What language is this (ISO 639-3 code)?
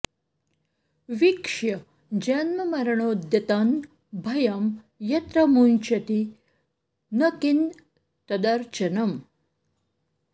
san